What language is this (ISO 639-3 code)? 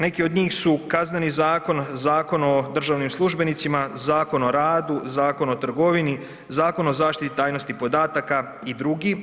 hrv